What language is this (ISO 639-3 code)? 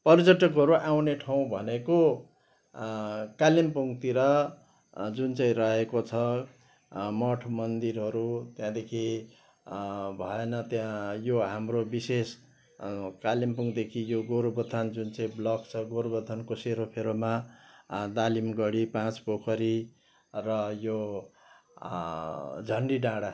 nep